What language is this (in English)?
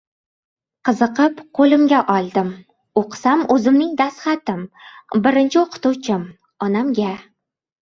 Uzbek